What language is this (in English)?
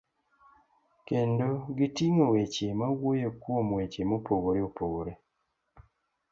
Luo (Kenya and Tanzania)